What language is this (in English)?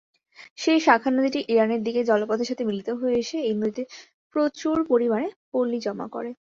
Bangla